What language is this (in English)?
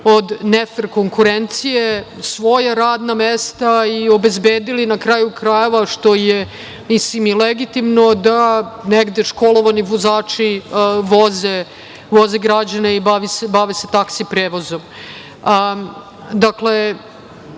Serbian